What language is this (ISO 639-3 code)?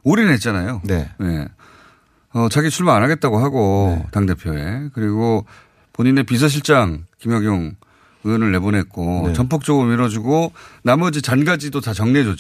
kor